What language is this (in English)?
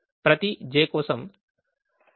Telugu